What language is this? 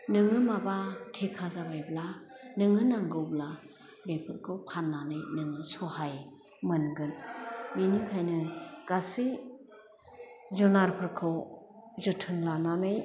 Bodo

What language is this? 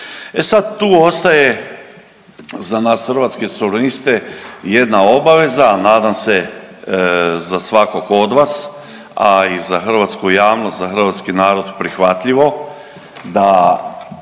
Croatian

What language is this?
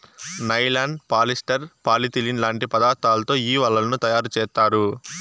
Telugu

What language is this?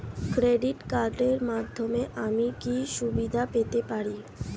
Bangla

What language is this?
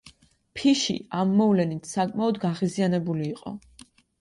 Georgian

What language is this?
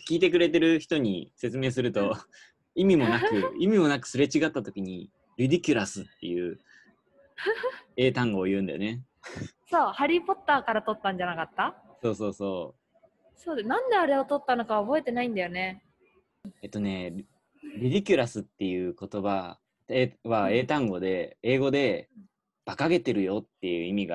Japanese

